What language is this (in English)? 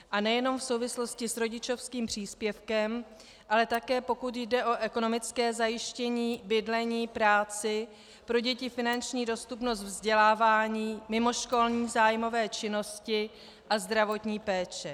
Czech